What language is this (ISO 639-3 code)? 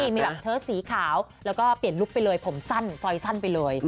tha